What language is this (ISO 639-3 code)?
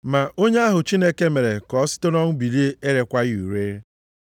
ibo